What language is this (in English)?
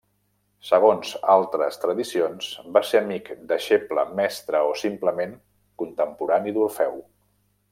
Catalan